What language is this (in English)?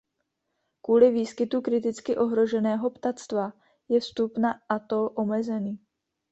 Czech